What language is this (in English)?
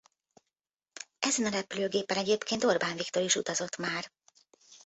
Hungarian